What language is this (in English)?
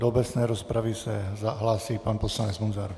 Czech